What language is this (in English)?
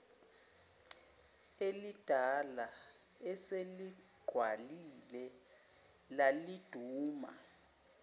Zulu